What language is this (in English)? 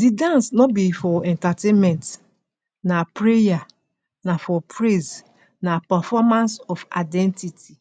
Nigerian Pidgin